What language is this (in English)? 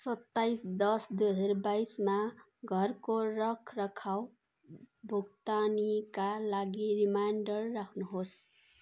Nepali